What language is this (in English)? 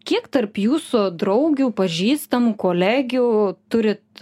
Lithuanian